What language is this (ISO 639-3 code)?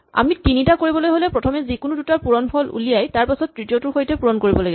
asm